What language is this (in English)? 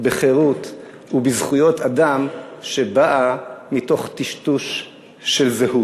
Hebrew